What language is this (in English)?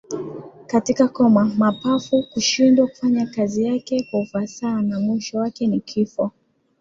Swahili